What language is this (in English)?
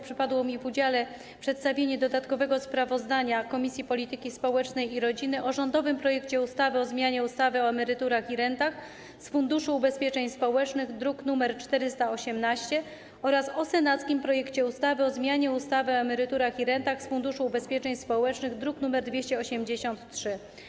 Polish